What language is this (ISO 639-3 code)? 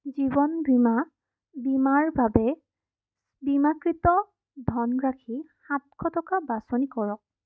asm